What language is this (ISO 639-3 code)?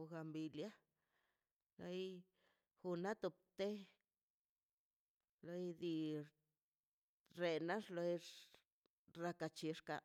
zpy